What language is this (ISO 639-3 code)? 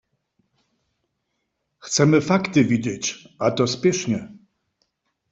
hsb